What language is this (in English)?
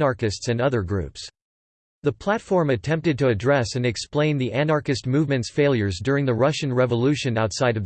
English